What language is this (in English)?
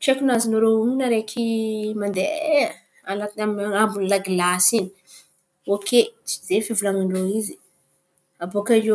Antankarana Malagasy